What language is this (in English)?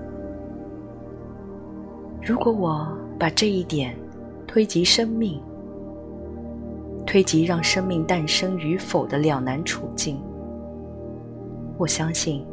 Chinese